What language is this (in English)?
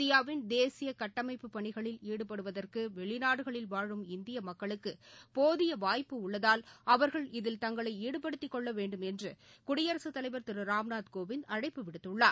Tamil